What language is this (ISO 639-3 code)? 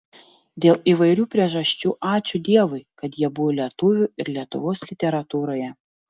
lit